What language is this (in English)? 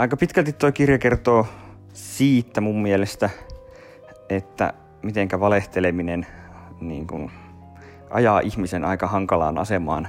Finnish